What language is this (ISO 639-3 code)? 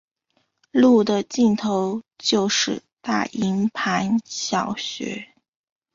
zho